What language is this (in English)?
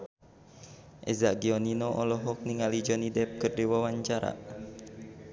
Sundanese